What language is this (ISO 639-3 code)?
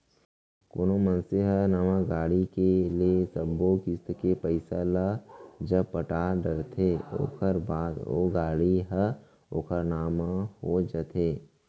hne